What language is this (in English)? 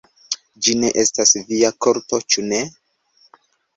Esperanto